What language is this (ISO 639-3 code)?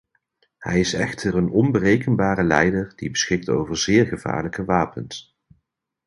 nld